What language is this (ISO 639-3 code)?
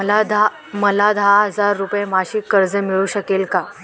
mar